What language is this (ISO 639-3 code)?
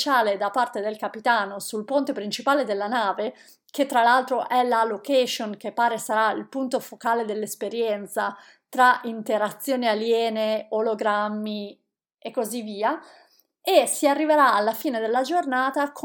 ita